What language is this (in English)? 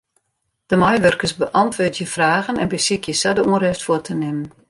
Western Frisian